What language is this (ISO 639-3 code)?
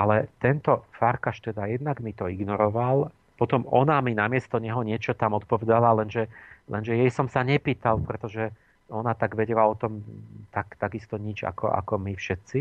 slk